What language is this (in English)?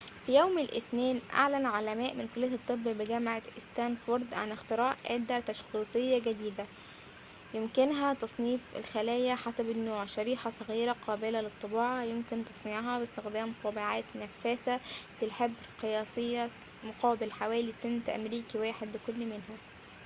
Arabic